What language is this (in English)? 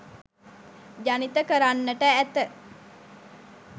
Sinhala